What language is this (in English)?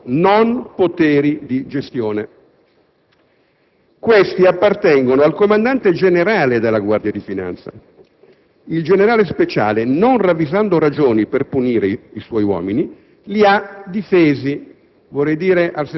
Italian